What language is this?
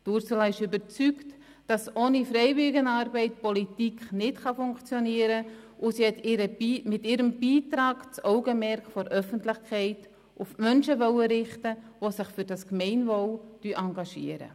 Swiss German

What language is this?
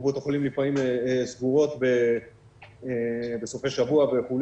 Hebrew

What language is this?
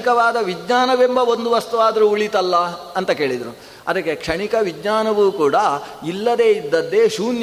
Kannada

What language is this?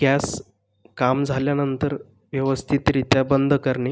Marathi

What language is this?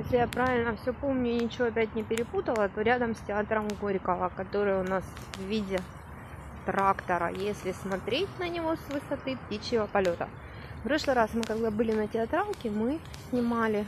Russian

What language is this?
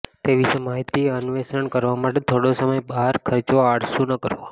Gujarati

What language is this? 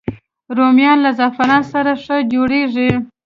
Pashto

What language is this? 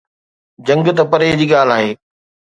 Sindhi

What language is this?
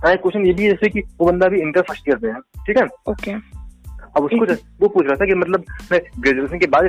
Hindi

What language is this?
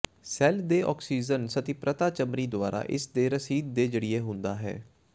Punjabi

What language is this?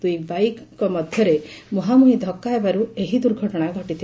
Odia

